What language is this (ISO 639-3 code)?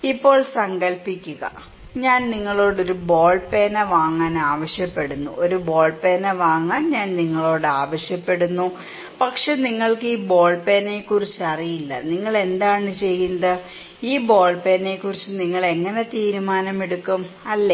mal